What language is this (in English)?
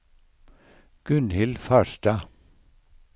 Norwegian